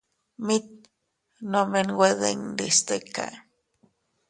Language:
Teutila Cuicatec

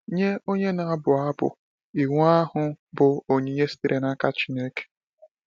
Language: Igbo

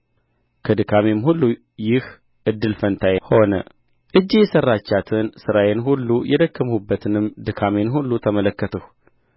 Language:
Amharic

